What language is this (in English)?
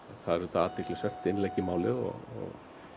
Icelandic